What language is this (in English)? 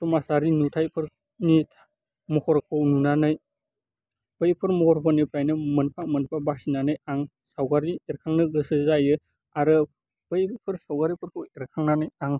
Bodo